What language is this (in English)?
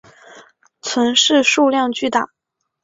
Chinese